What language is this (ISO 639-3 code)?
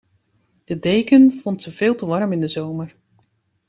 nld